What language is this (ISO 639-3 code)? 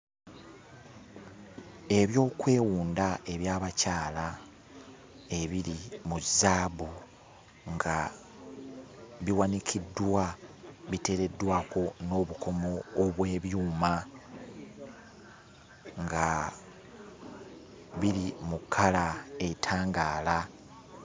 lug